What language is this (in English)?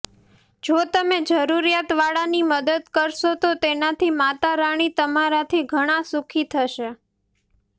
Gujarati